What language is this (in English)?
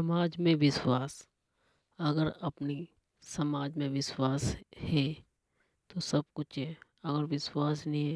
Hadothi